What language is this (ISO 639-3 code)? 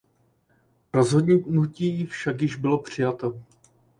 ces